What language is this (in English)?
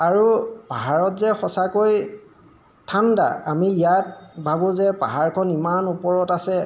Assamese